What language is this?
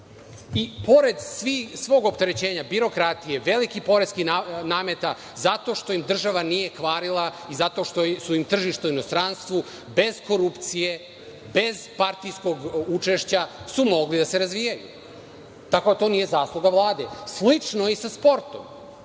Serbian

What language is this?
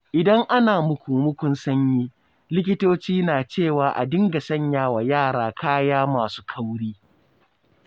Hausa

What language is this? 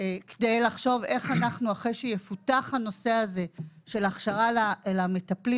Hebrew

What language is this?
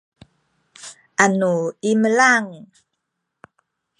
Sakizaya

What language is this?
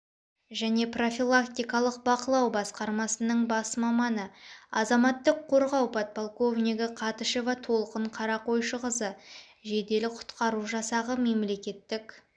Kazakh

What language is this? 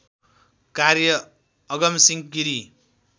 Nepali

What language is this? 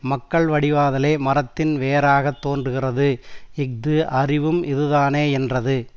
Tamil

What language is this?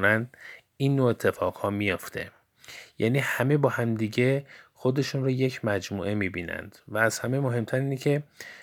Persian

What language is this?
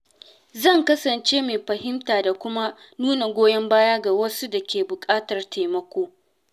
Hausa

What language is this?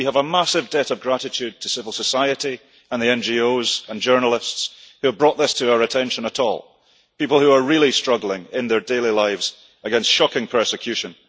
English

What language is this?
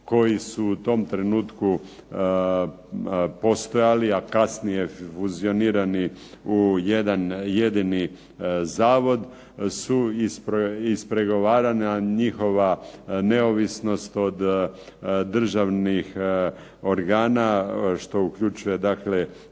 Croatian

